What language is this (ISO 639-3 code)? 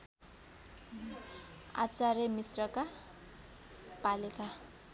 nep